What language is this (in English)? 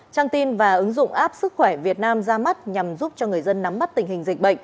Vietnamese